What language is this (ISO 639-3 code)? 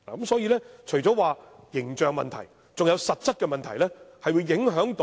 yue